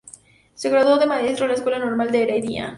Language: Spanish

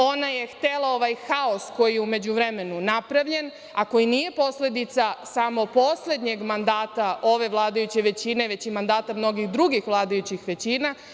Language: Serbian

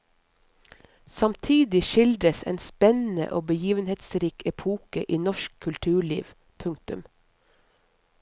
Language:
Norwegian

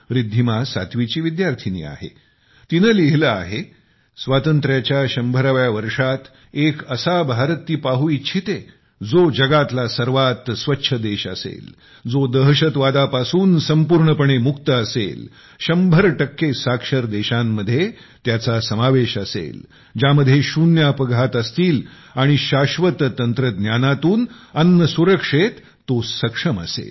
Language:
Marathi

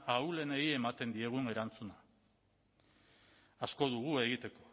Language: Basque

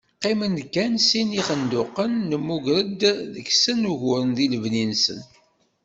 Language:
Kabyle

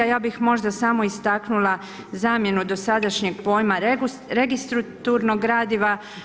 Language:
Croatian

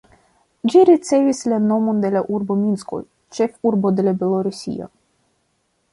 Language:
Esperanto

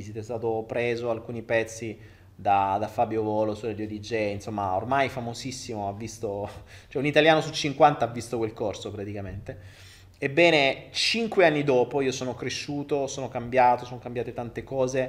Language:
Italian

